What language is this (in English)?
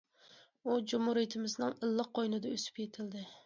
Uyghur